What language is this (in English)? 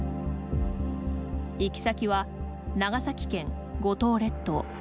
Japanese